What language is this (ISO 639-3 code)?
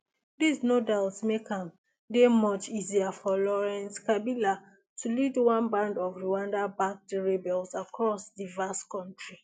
pcm